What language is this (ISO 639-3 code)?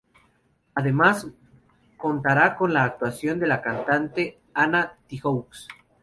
spa